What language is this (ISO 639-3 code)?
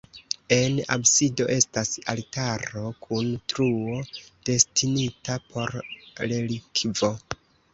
epo